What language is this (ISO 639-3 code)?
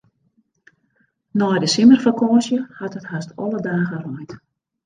fry